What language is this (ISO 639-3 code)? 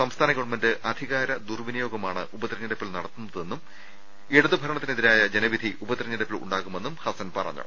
mal